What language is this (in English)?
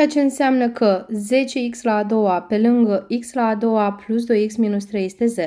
Romanian